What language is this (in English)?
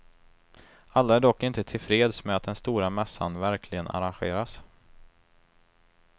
Swedish